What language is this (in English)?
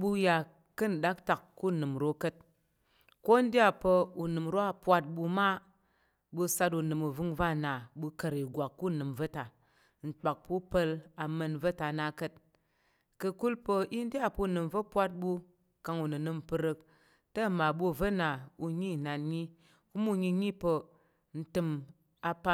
Tarok